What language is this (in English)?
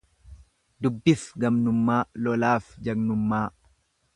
Oromo